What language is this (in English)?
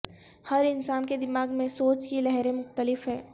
Urdu